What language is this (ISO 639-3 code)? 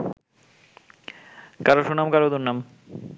ben